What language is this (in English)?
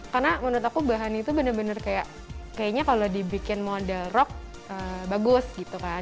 Indonesian